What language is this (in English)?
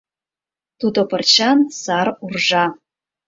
Mari